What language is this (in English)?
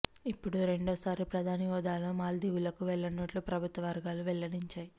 Telugu